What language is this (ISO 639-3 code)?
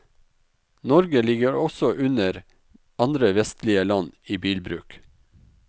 nor